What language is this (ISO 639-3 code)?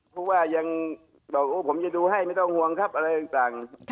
tha